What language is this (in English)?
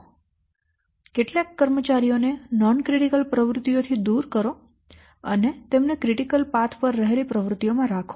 Gujarati